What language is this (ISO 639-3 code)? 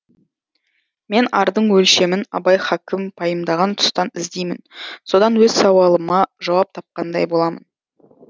kaz